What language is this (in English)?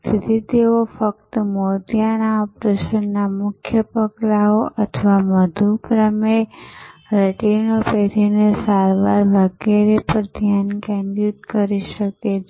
Gujarati